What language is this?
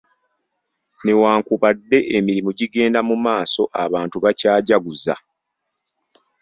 Ganda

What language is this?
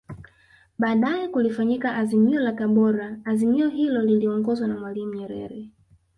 Swahili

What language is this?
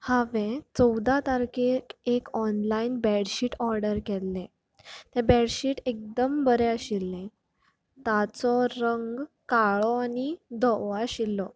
Konkani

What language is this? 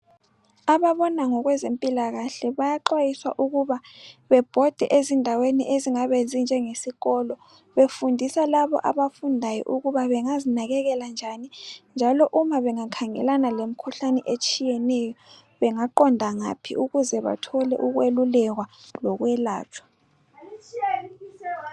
North Ndebele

